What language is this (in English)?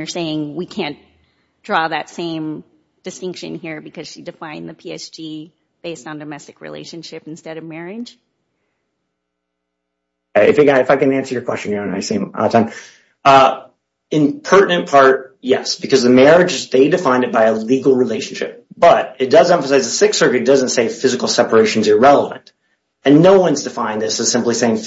English